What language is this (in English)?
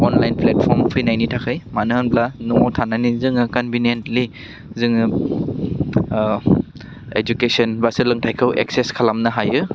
Bodo